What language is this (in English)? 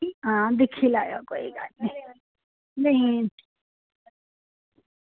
Dogri